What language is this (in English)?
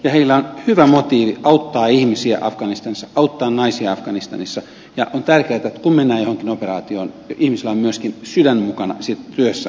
Finnish